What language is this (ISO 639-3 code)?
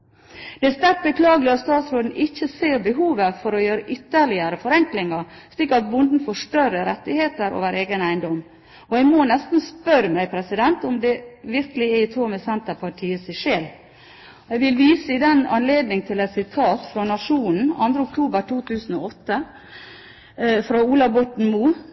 nob